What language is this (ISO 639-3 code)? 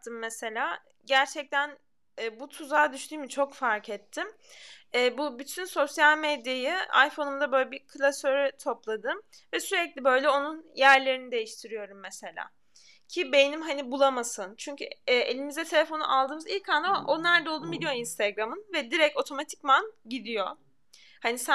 tur